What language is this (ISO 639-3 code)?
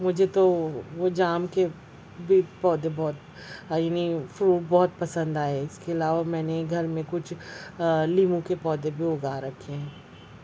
urd